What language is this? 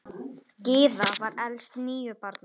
Icelandic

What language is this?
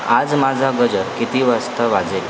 Marathi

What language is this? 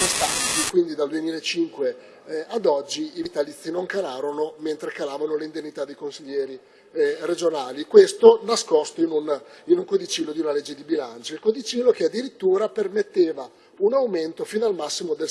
Italian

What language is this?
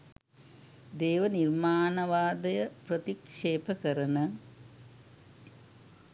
Sinhala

